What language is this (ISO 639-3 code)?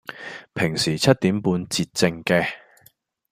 yue